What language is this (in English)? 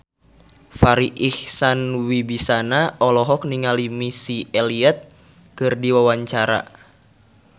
Sundanese